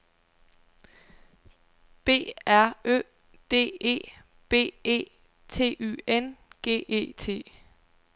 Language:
Danish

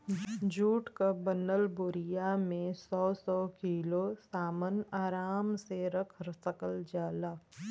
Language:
Bhojpuri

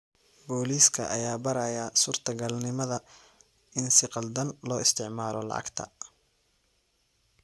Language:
Somali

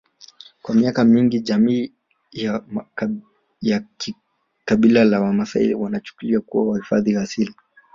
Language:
Swahili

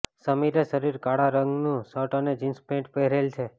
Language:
Gujarati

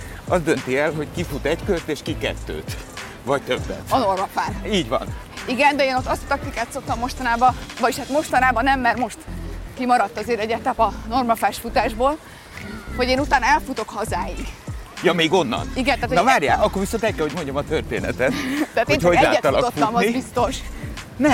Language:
Hungarian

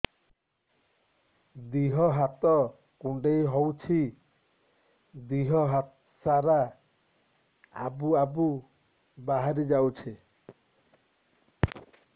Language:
Odia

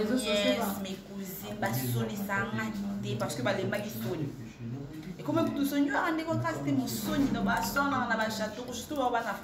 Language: French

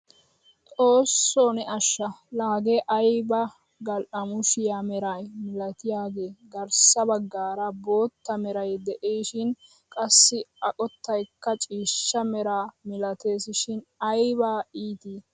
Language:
Wolaytta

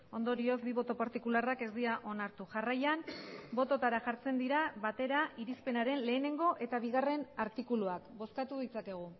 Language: Basque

